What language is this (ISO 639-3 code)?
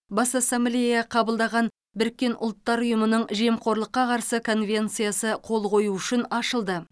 kaz